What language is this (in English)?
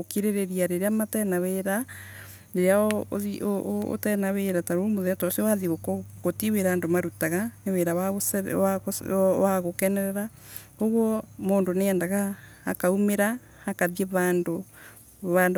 Embu